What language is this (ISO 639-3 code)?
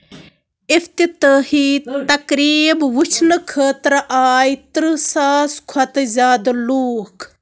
kas